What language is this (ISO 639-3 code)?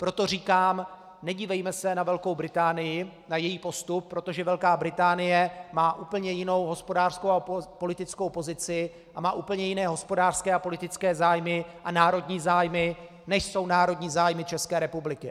ces